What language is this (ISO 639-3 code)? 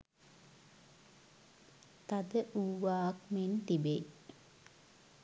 sin